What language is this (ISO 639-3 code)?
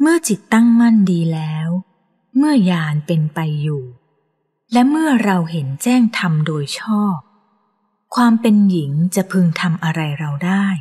tha